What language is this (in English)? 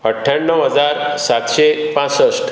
Konkani